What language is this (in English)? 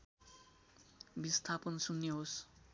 Nepali